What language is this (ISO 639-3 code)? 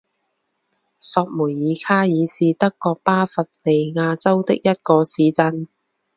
zho